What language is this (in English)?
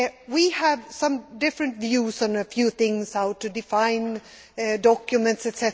English